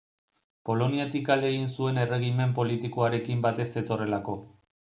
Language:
Basque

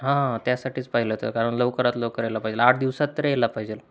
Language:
Marathi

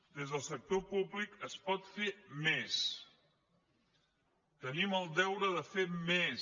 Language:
Catalan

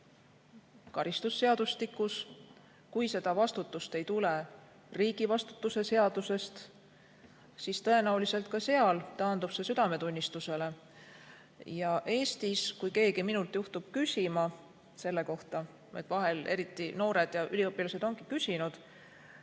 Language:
Estonian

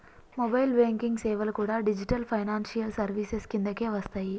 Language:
Telugu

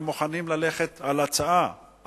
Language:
Hebrew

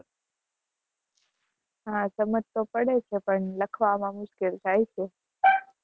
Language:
Gujarati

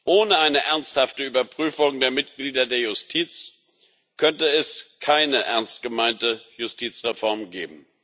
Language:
German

